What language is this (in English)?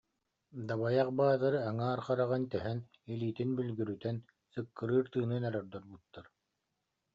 Yakut